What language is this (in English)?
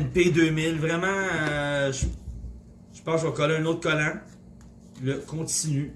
French